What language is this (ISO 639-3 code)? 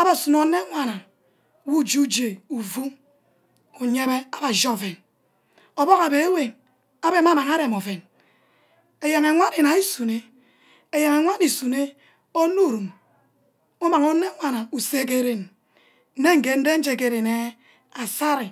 byc